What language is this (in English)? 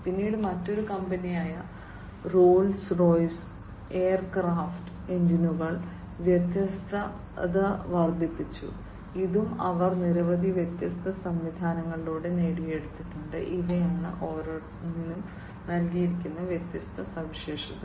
Malayalam